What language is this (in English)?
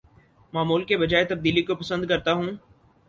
Urdu